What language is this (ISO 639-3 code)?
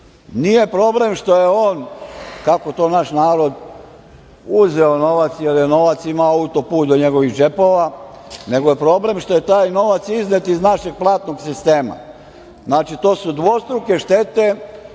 srp